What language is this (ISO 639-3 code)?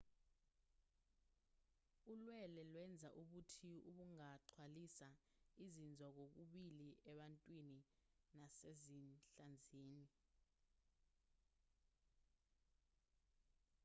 zul